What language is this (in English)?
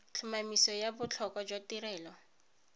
Tswana